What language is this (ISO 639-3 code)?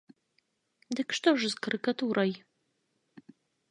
bel